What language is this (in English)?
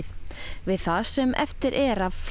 Icelandic